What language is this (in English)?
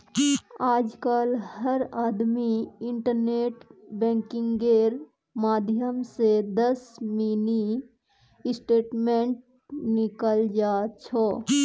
Magahi